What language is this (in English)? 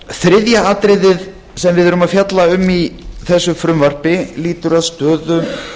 Icelandic